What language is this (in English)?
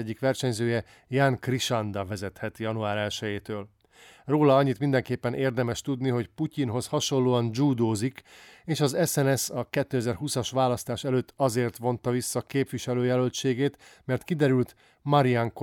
Hungarian